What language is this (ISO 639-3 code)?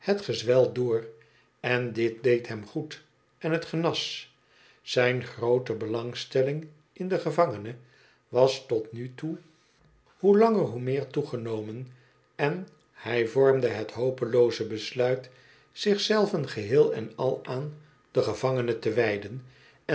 nld